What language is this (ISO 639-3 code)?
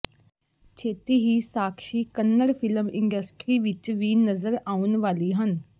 pan